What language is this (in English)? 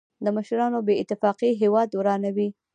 Pashto